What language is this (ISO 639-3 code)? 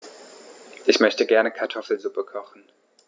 deu